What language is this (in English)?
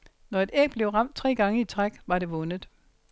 Danish